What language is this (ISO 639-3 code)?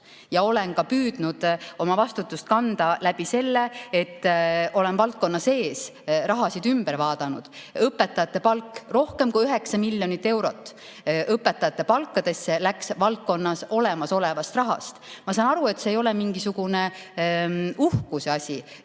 est